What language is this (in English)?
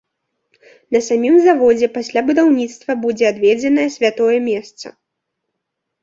Belarusian